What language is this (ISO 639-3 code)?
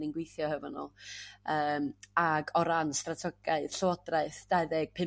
cym